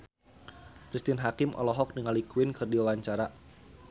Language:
Sundanese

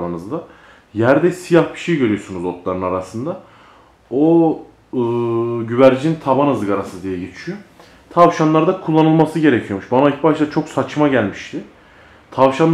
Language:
Turkish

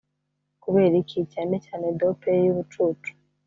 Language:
Kinyarwanda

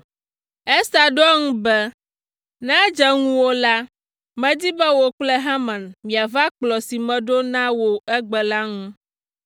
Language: Ewe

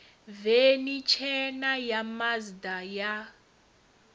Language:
Venda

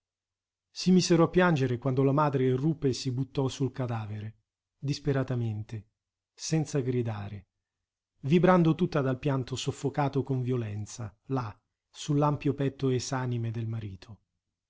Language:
Italian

